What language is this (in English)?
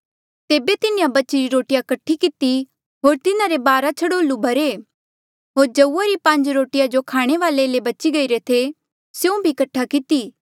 Mandeali